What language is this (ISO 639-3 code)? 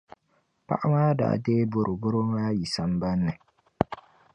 dag